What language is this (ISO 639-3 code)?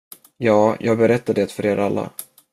swe